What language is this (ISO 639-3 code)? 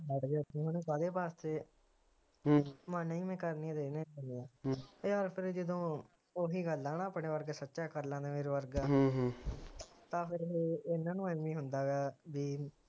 pan